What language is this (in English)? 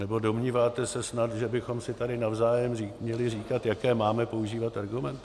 Czech